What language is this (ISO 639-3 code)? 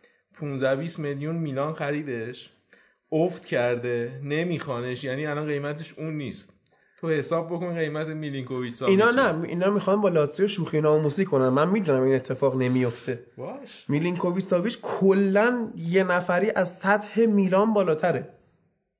fas